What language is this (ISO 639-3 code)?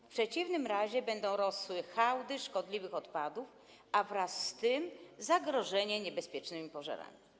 pol